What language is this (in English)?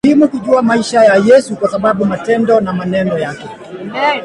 Swahili